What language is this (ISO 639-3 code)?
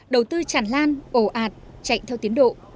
vie